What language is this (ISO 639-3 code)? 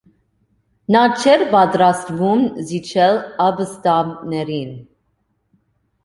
hye